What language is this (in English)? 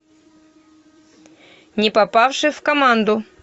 Russian